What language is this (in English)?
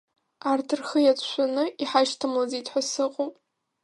Abkhazian